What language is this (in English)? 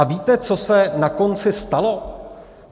Czech